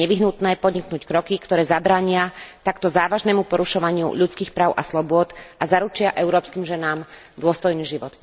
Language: Slovak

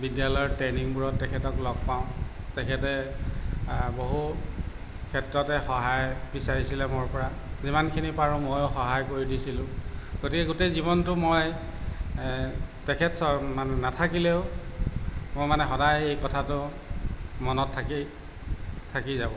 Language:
Assamese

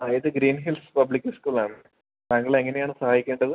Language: Malayalam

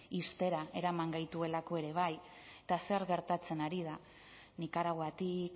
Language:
Basque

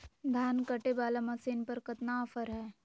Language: Magahi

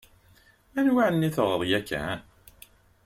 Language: Kabyle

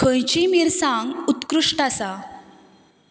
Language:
Konkani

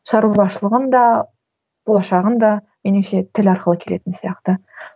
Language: Kazakh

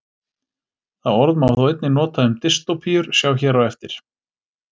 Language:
Icelandic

